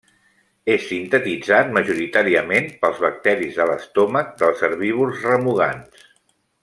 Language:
Catalan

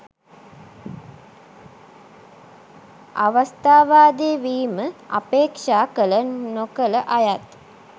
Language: Sinhala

